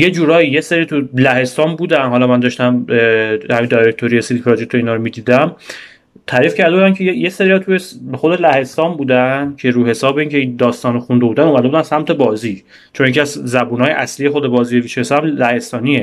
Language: Persian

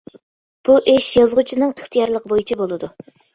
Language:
Uyghur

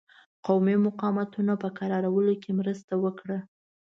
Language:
Pashto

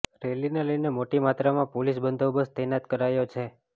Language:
Gujarati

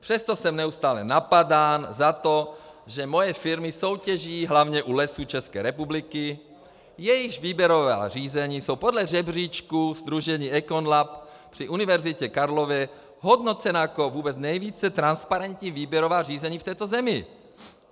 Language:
Czech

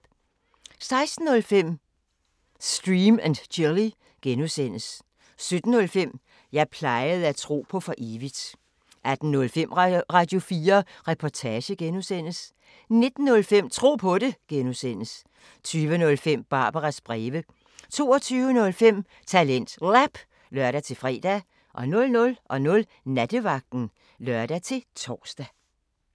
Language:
Danish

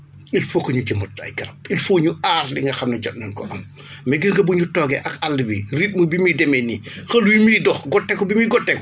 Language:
Wolof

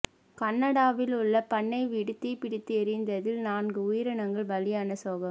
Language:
Tamil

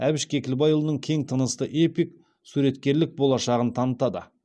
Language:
Kazakh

